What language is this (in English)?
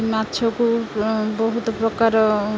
Odia